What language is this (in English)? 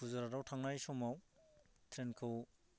Bodo